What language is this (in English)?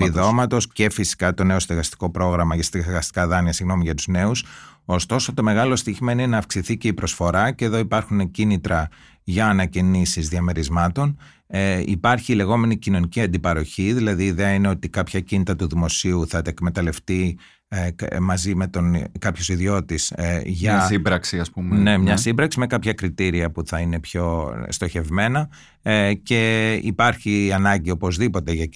Greek